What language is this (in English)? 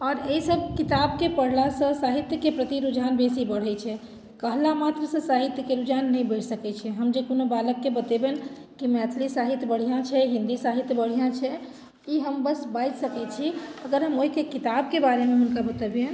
Maithili